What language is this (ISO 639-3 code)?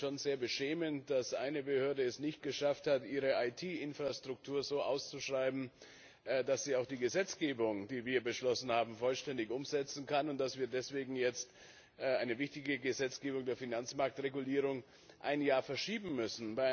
deu